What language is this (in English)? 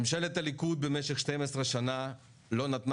Hebrew